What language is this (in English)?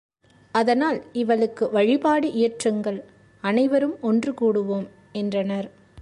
Tamil